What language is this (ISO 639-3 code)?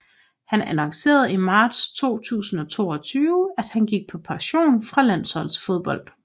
dan